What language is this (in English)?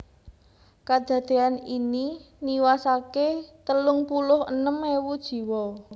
Javanese